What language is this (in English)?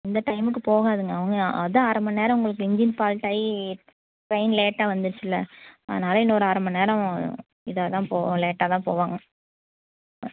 Tamil